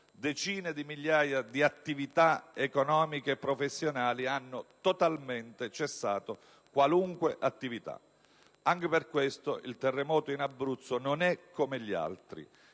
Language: Italian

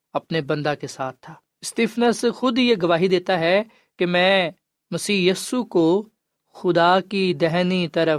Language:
Urdu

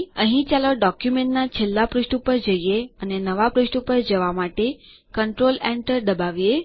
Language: Gujarati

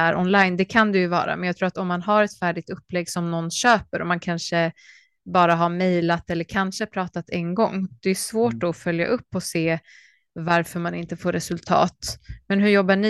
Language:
Swedish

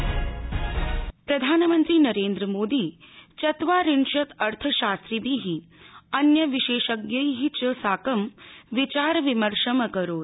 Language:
Sanskrit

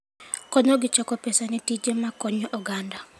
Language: Luo (Kenya and Tanzania)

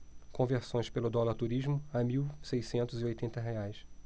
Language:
Portuguese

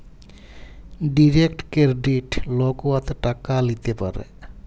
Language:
Bangla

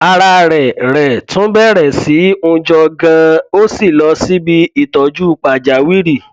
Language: Yoruba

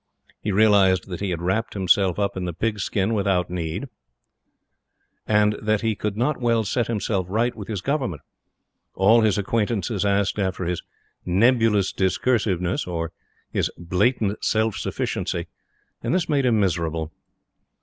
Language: English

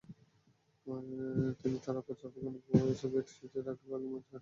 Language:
Bangla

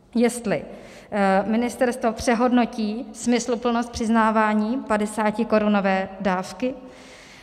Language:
Czech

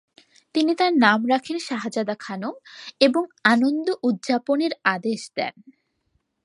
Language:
Bangla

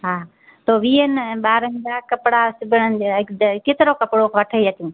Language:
Sindhi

